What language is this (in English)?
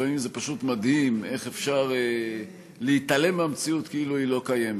Hebrew